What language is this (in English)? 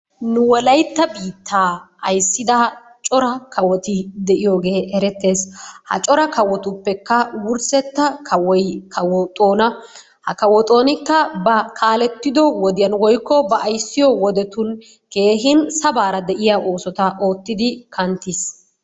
Wolaytta